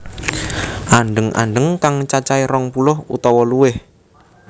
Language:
Javanese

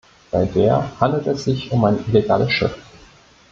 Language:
German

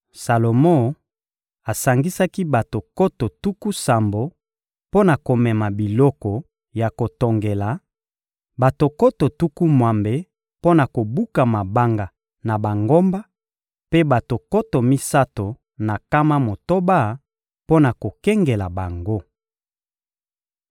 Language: Lingala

